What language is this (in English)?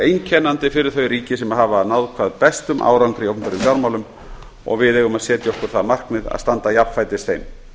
Icelandic